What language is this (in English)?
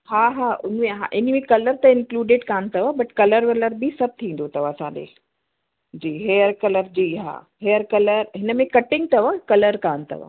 Sindhi